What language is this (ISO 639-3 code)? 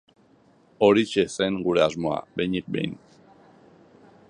eus